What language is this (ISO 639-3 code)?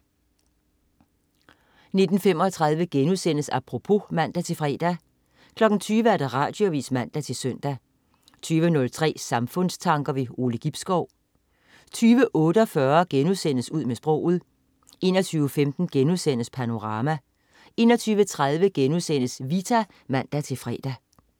dan